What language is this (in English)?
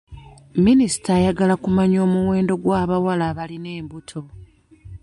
Ganda